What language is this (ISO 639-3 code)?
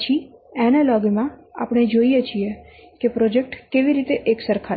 guj